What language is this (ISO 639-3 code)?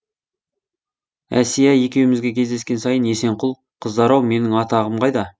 kaz